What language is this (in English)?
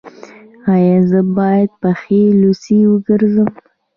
Pashto